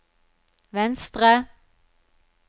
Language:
Norwegian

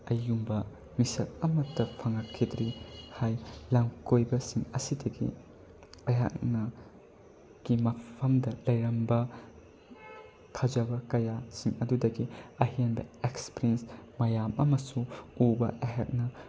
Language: Manipuri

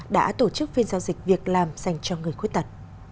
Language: Vietnamese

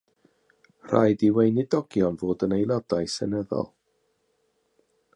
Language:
Welsh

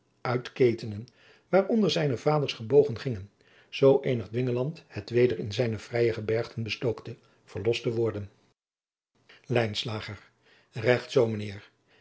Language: Dutch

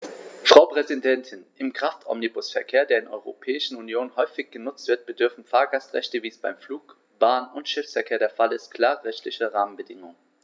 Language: German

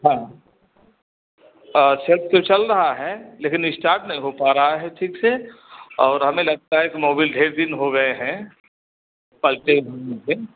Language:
Hindi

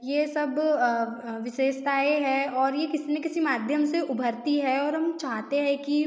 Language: Hindi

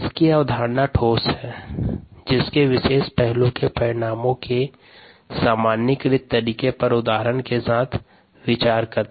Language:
Hindi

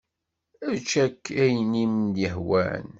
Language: Kabyle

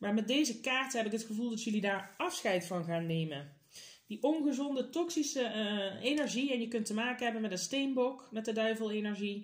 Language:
Dutch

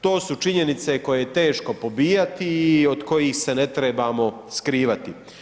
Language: Croatian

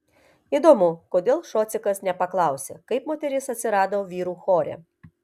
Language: Lithuanian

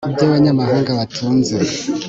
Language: Kinyarwanda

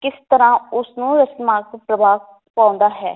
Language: Punjabi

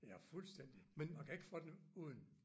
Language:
Danish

